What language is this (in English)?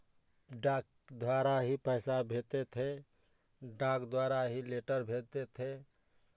Hindi